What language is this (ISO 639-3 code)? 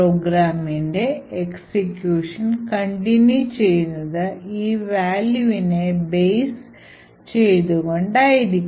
mal